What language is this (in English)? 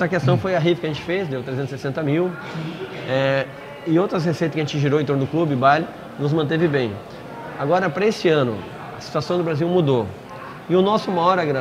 Portuguese